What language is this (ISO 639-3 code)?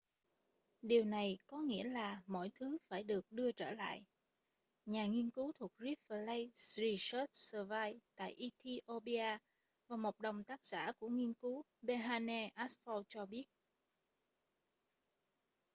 vie